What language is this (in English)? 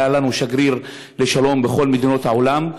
Hebrew